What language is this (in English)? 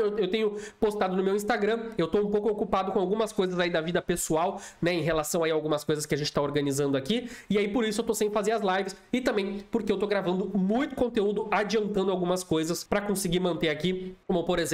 Portuguese